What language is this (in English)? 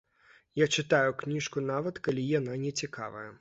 Belarusian